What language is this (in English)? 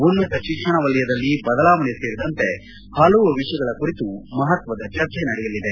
Kannada